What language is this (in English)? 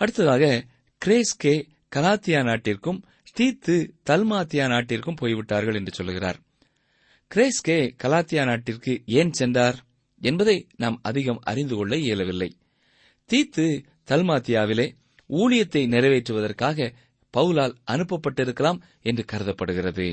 Tamil